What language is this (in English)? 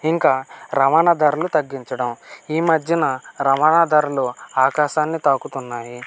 Telugu